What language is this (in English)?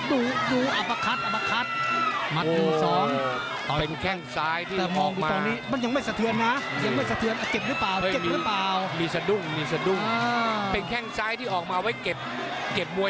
Thai